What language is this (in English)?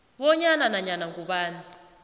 South Ndebele